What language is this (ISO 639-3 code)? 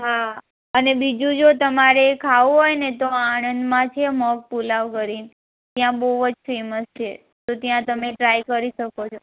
guj